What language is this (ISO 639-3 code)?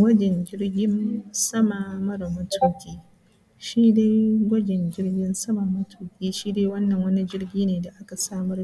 hau